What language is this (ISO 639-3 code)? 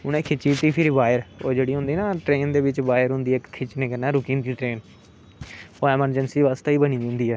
doi